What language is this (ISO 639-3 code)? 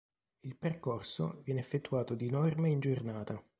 ita